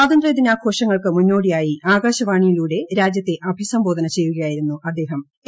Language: Malayalam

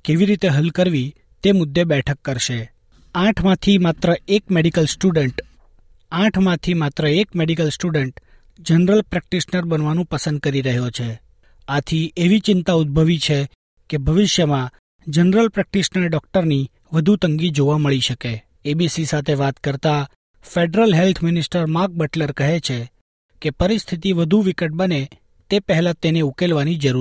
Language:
Gujarati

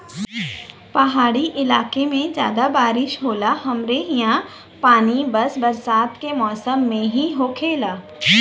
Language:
Bhojpuri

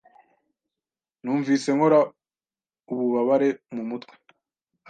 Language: Kinyarwanda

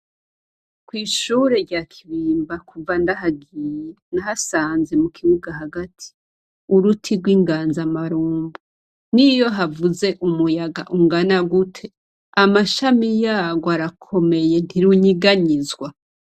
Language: Rundi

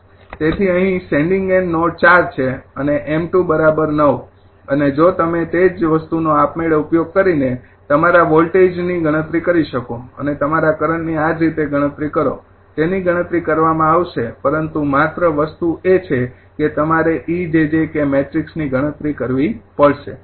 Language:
Gujarati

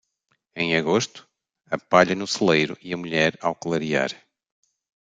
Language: Portuguese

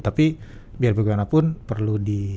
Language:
Indonesian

